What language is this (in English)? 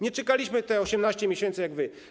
Polish